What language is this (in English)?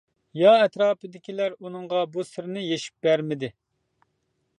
Uyghur